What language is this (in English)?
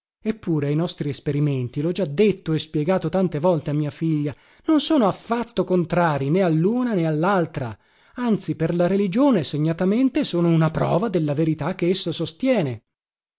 Italian